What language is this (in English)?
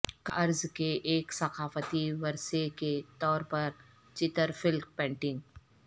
Urdu